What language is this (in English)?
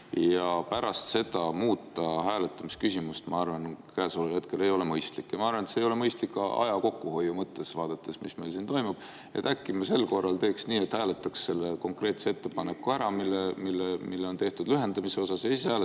Estonian